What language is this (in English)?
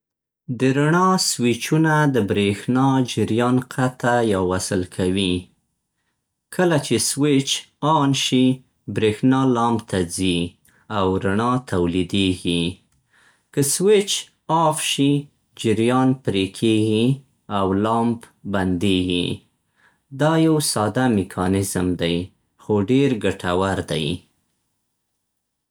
Central Pashto